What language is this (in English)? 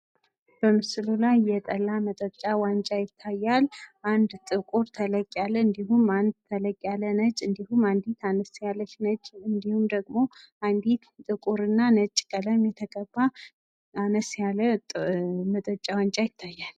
Amharic